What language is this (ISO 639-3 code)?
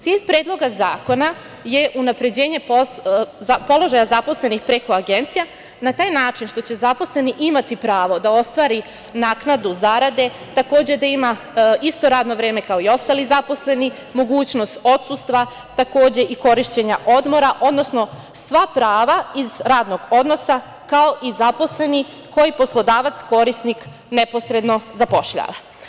srp